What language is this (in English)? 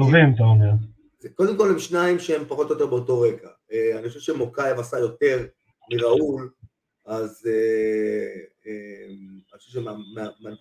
Hebrew